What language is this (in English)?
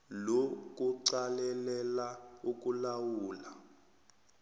South Ndebele